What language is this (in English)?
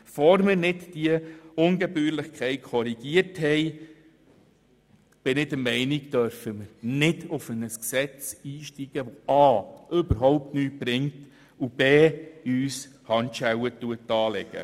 Swiss German